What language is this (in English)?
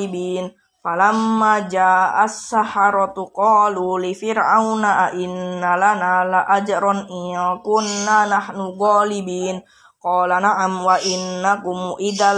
Indonesian